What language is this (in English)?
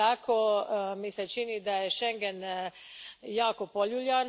Croatian